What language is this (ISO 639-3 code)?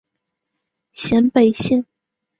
zho